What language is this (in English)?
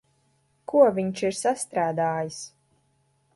Latvian